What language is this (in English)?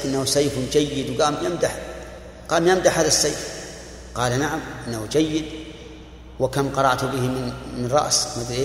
Arabic